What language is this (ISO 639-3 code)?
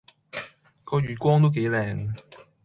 yue